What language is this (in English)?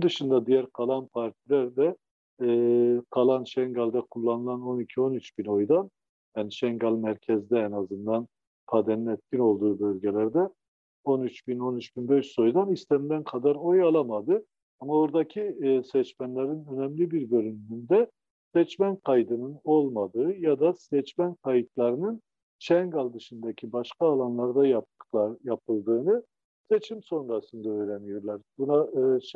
Turkish